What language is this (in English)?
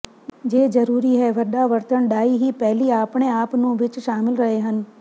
Punjabi